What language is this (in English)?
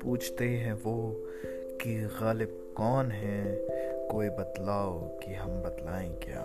Urdu